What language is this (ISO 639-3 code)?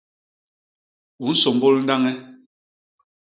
bas